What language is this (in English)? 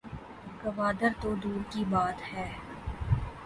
Urdu